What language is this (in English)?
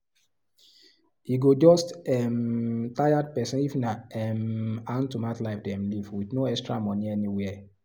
Nigerian Pidgin